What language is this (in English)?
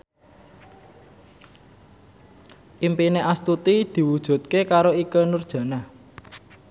Javanese